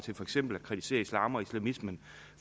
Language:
Danish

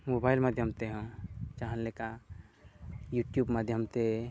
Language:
Santali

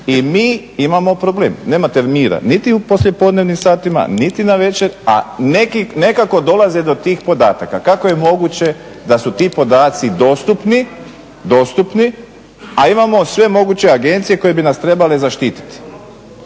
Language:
Croatian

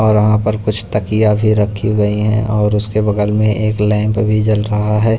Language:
Hindi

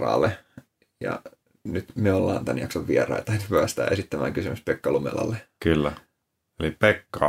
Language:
Finnish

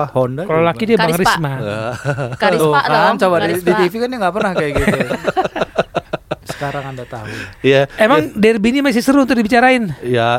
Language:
Indonesian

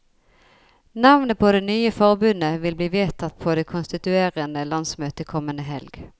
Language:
Norwegian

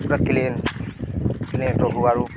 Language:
Odia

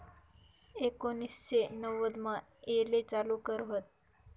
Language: Marathi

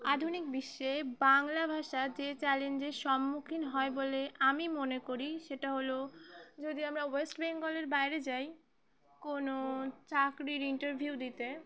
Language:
Bangla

